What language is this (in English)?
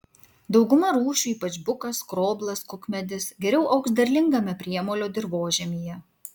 Lithuanian